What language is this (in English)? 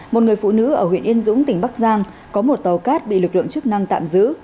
Vietnamese